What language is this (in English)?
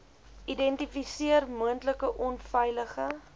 Afrikaans